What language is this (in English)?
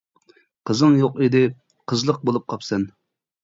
Uyghur